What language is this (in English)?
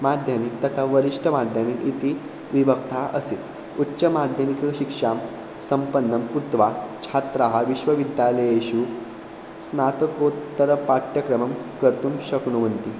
Sanskrit